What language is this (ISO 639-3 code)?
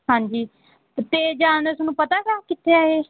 pan